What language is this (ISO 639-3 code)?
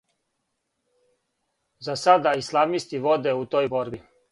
srp